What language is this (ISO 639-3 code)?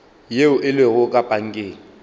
nso